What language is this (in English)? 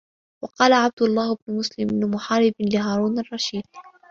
Arabic